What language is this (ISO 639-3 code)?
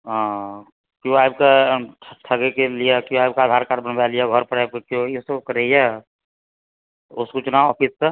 mai